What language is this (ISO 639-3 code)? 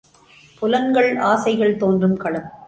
tam